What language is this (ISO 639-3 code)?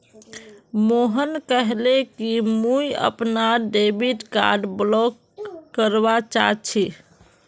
mag